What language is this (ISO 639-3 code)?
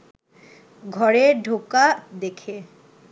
ben